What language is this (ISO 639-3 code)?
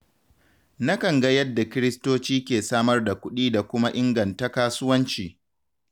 hau